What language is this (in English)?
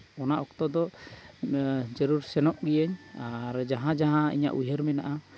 Santali